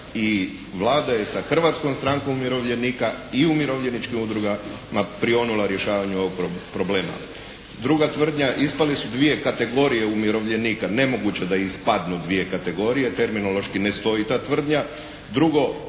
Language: Croatian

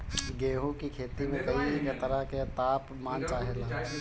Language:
Bhojpuri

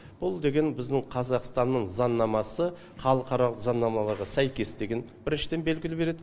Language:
Kazakh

